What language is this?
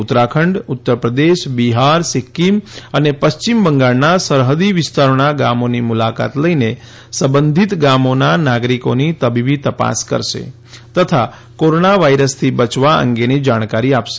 Gujarati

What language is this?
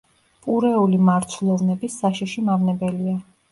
Georgian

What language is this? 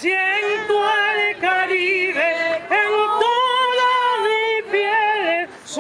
Romanian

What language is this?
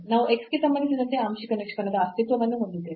Kannada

